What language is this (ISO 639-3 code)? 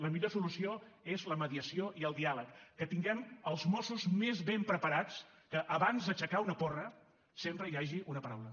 cat